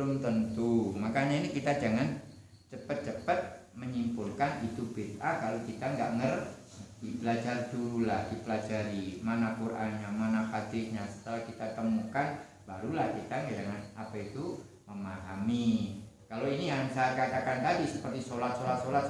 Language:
Indonesian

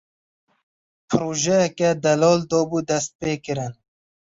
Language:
Kurdish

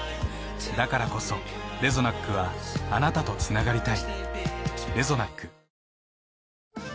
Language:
Japanese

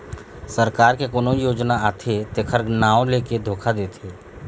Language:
Chhattisgarhi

